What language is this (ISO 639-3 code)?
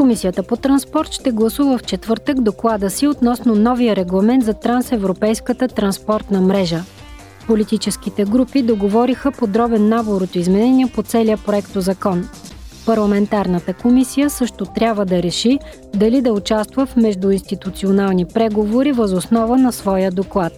bul